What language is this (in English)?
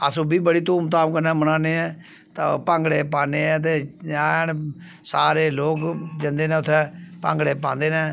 Dogri